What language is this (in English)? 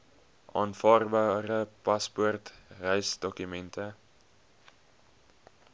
Afrikaans